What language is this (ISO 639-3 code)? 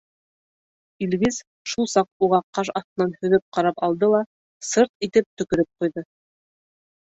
bak